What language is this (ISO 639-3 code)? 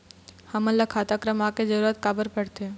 hne